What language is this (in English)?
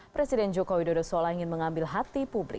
Indonesian